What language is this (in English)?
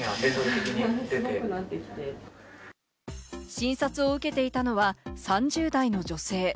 Japanese